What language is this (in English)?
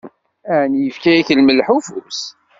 Kabyle